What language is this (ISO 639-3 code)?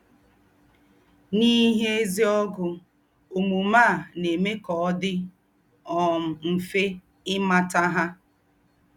ibo